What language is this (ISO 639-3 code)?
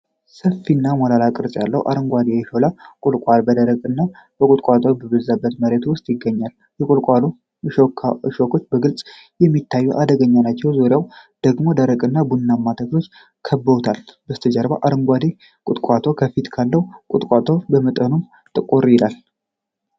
amh